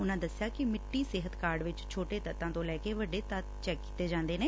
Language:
Punjabi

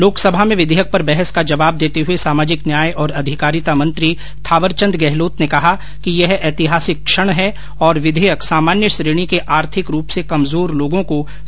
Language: Hindi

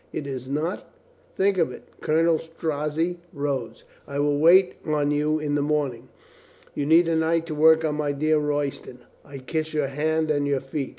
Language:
English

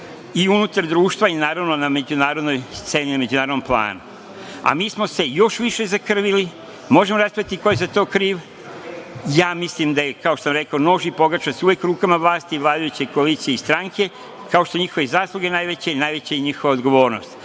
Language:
Serbian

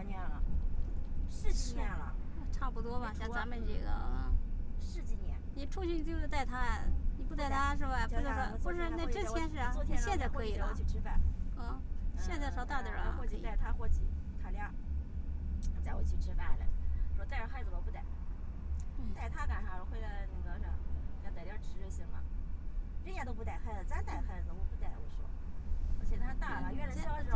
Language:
Chinese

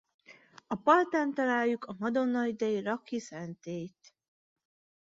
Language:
Hungarian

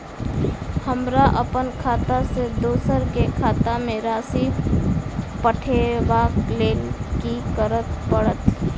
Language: Maithili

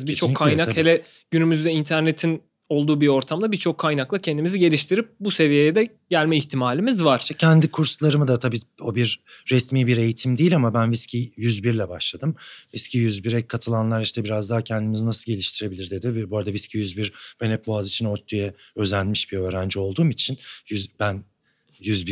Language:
Turkish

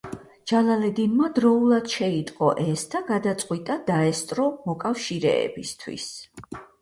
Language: Georgian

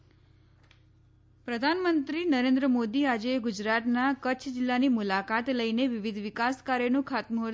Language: Gujarati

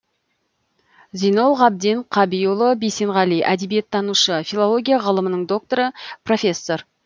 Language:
Kazakh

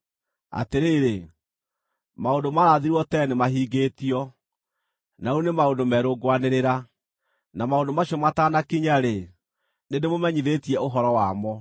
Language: Kikuyu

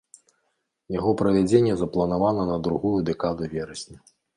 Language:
Belarusian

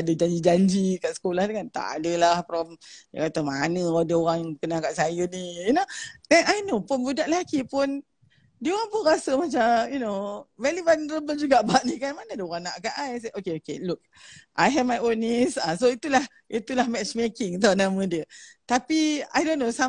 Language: Malay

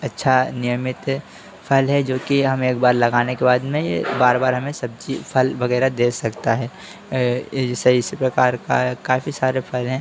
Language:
Hindi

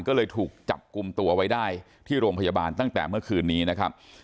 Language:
Thai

